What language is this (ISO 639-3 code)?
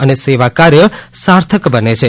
guj